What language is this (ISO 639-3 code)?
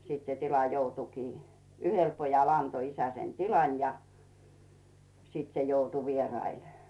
fin